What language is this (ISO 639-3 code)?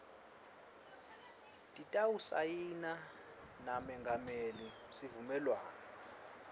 ssw